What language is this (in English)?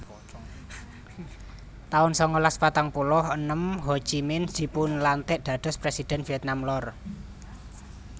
Javanese